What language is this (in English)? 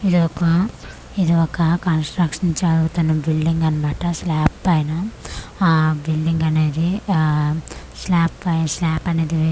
Telugu